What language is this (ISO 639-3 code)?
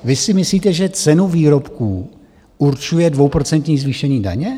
ces